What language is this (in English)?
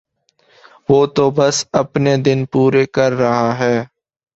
Urdu